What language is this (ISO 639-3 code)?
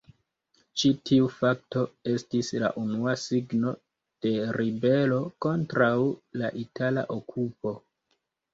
epo